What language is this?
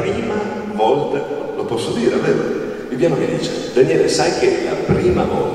Italian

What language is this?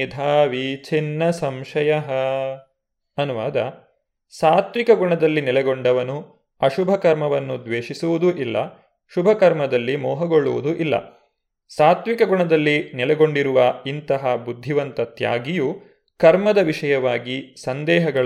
Kannada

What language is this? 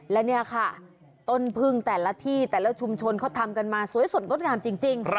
Thai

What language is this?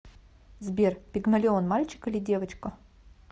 Russian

